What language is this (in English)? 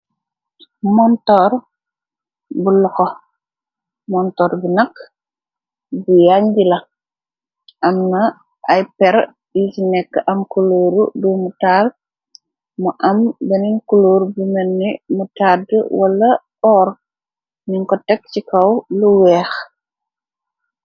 Wolof